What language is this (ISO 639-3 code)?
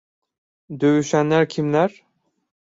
tur